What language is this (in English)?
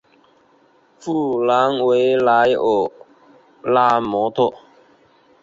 Chinese